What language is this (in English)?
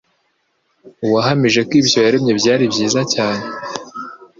Kinyarwanda